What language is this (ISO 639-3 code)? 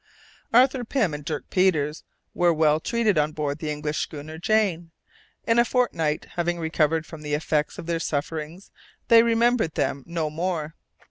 eng